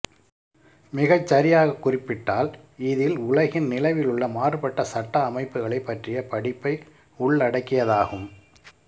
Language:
Tamil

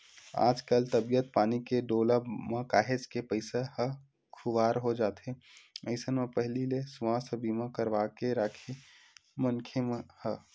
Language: Chhattisgarhi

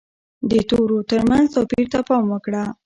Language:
Pashto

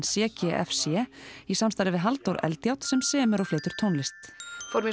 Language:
Icelandic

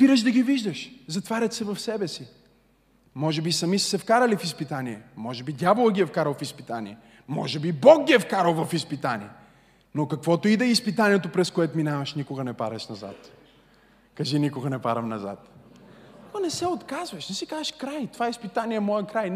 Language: Bulgarian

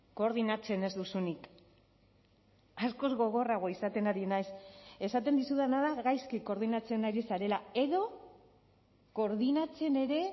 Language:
Basque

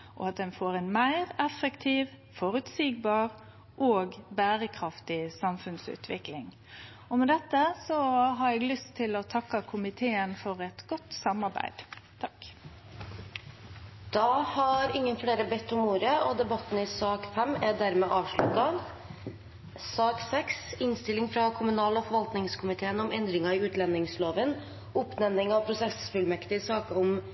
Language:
Norwegian Nynorsk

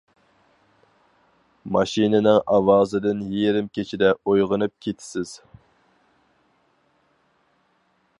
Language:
Uyghur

